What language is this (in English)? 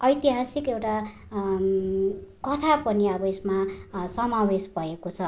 Nepali